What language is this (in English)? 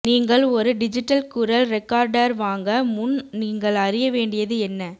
Tamil